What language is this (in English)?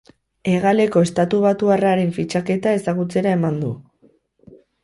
Basque